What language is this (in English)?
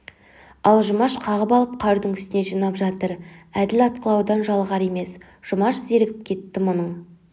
Kazakh